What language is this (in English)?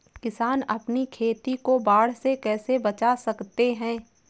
Hindi